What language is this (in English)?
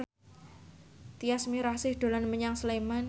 Javanese